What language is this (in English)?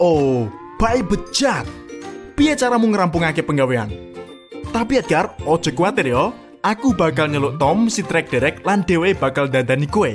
Indonesian